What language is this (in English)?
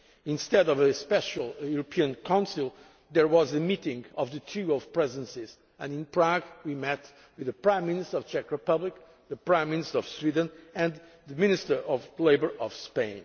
English